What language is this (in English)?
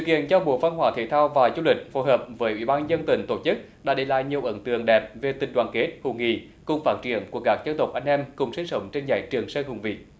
Vietnamese